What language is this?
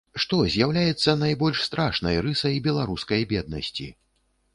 Belarusian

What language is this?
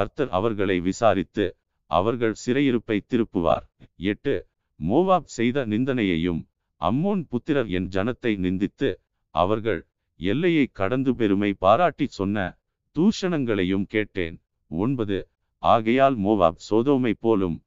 Tamil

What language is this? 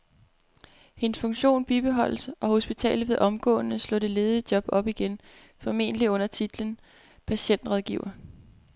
Danish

